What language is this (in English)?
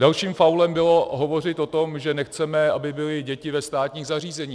Czech